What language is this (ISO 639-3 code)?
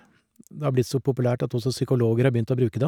nor